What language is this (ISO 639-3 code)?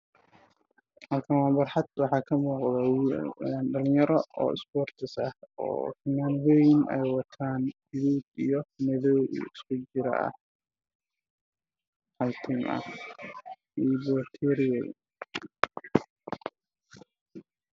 som